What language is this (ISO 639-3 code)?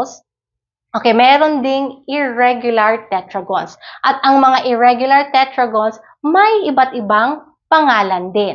fil